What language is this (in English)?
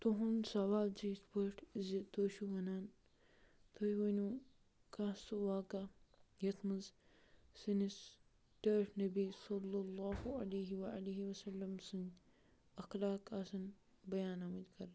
Kashmiri